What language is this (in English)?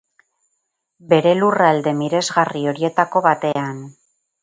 Basque